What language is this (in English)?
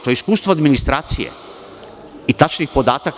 Serbian